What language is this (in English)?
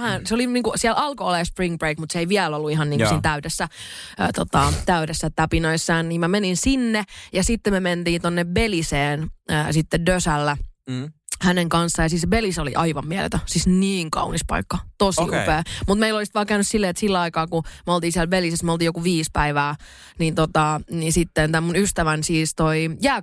Finnish